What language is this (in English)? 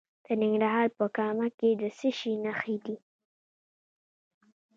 Pashto